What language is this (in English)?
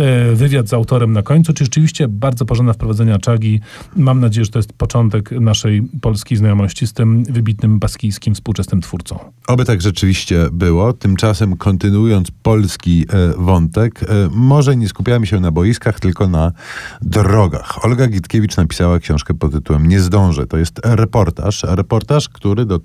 Polish